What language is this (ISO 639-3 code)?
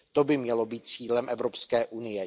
ces